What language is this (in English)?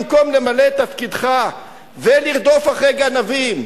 Hebrew